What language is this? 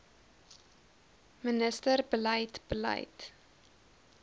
Afrikaans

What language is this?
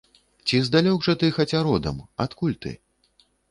Belarusian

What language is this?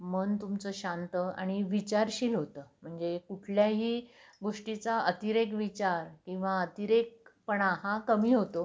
Marathi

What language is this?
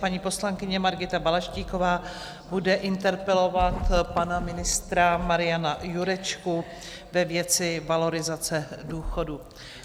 Czech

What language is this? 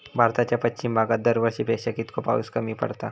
Marathi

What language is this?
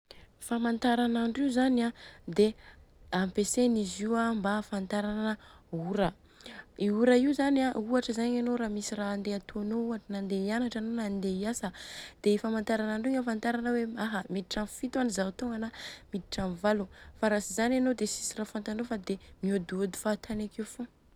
Southern Betsimisaraka Malagasy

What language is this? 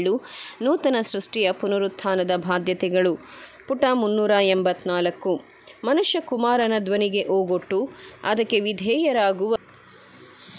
Romanian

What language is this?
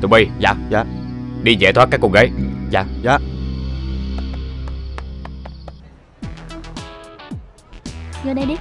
Vietnamese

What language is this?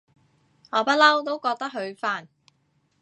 Cantonese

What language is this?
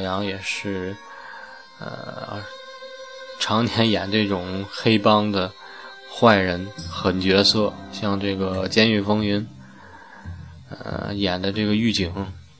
Chinese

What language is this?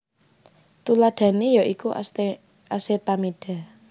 Javanese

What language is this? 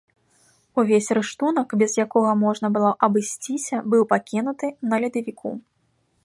Belarusian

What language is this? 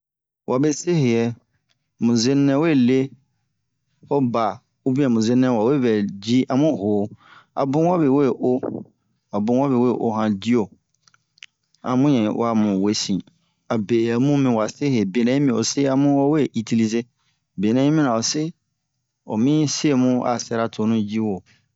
Bomu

